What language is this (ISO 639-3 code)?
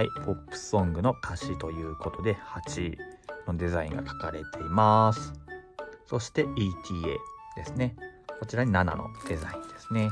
jpn